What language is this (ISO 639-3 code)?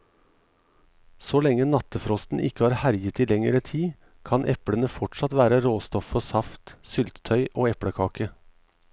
nor